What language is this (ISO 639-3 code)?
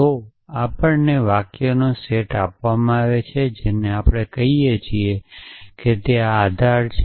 guj